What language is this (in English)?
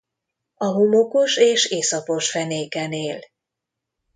Hungarian